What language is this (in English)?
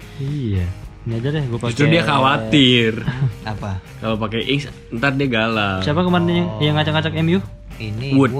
Indonesian